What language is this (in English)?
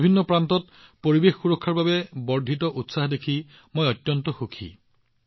Assamese